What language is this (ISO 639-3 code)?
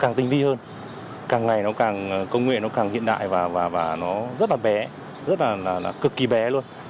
vie